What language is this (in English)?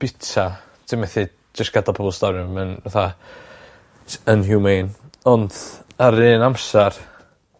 Welsh